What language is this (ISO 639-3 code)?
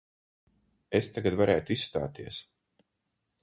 lav